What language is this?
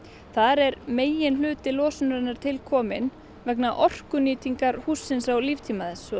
Icelandic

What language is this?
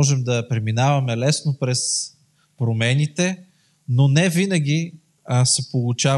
Bulgarian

